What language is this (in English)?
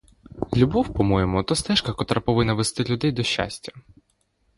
Ukrainian